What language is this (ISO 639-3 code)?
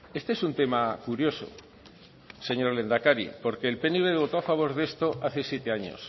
spa